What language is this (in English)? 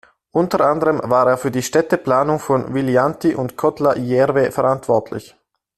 German